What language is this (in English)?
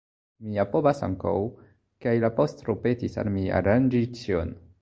Esperanto